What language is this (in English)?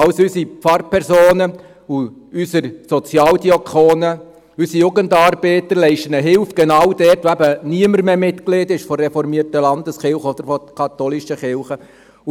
Swiss German